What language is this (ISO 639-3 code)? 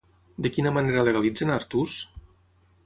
cat